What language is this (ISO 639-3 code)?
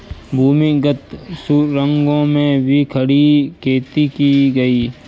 hin